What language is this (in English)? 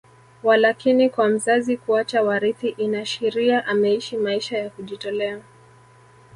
Swahili